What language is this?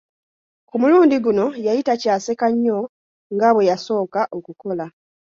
Ganda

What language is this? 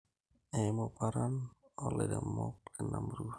Masai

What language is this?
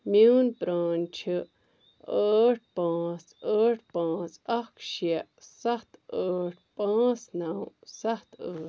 Kashmiri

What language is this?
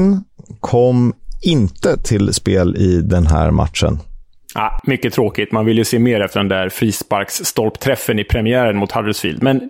Swedish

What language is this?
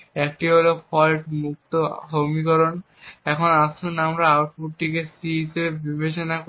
Bangla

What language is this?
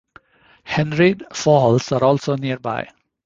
English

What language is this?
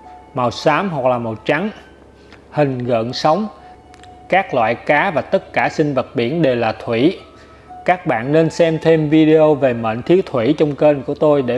Vietnamese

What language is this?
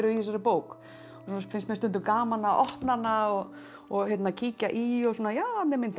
Icelandic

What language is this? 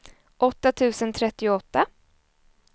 Swedish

